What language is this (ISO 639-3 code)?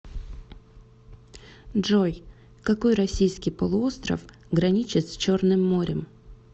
rus